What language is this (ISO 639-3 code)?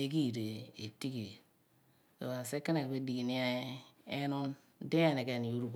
abn